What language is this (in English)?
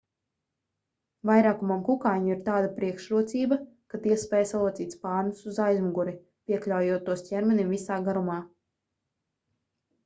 Latvian